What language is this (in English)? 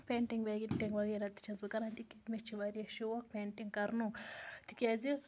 Kashmiri